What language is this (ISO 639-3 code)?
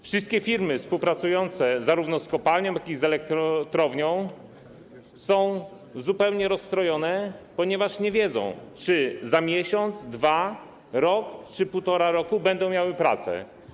pol